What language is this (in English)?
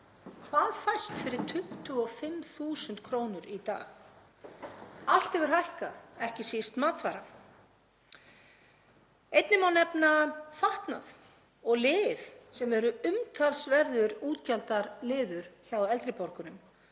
Icelandic